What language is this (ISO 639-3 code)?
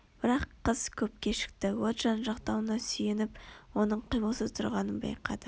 kaz